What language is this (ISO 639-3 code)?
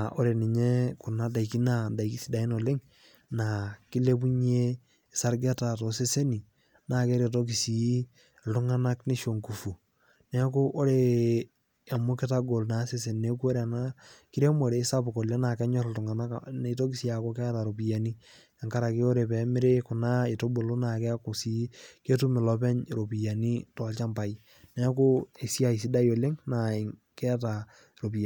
mas